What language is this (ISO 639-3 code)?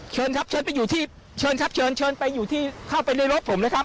tha